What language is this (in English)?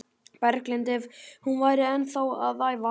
Icelandic